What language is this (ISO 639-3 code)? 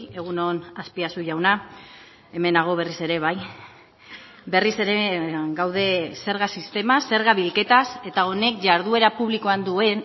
eus